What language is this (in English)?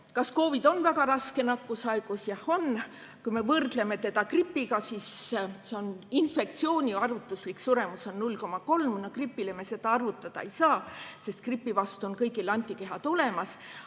Estonian